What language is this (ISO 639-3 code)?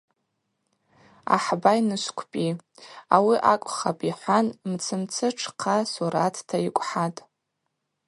abq